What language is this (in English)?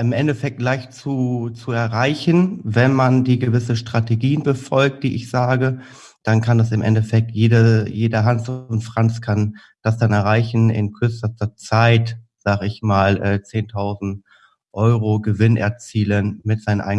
German